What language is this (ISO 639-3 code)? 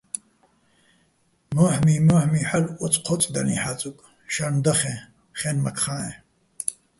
bbl